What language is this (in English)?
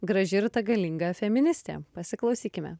Lithuanian